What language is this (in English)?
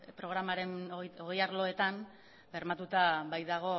Basque